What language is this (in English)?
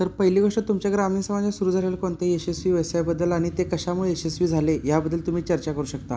Marathi